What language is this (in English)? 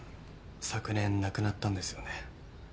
Japanese